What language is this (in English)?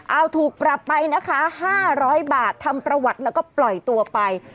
Thai